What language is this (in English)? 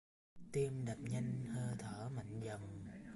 Vietnamese